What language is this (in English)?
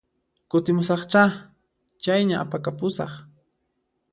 Puno Quechua